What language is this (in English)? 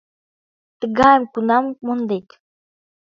Mari